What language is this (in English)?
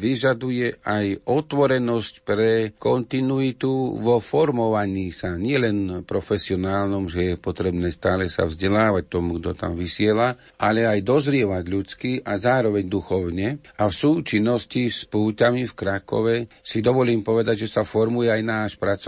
Slovak